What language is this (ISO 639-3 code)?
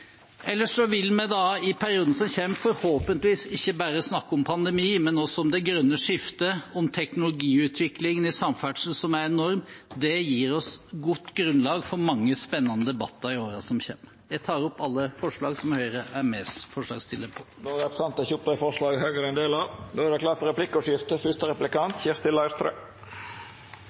nor